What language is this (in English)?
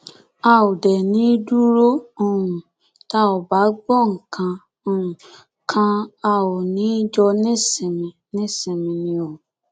Yoruba